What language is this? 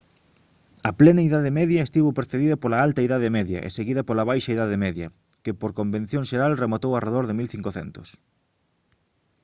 Galician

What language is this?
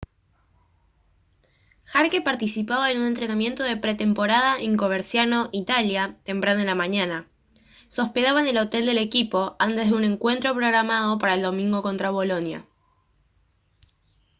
Spanish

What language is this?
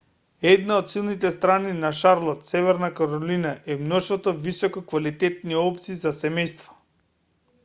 Macedonian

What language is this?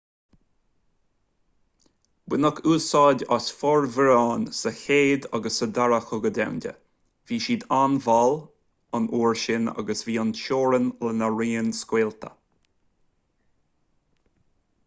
Irish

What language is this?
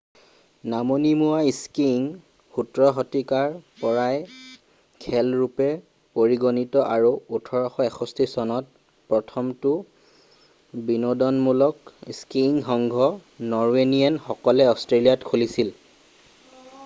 Assamese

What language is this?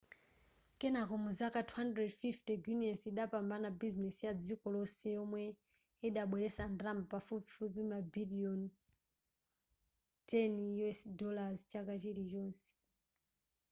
Nyanja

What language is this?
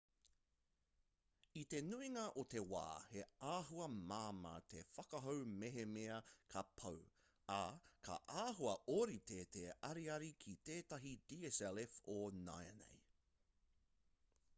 Māori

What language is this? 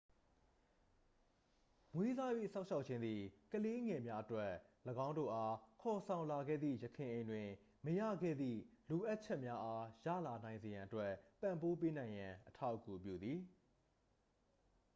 Burmese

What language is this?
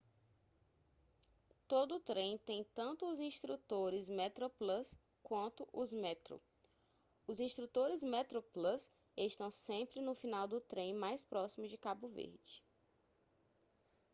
Portuguese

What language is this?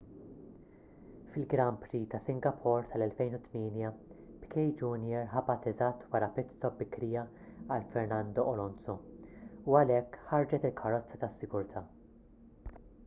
Maltese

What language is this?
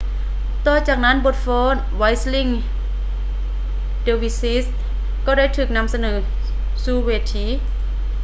Lao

